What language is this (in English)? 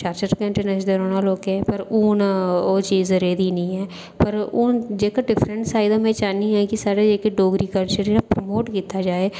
Dogri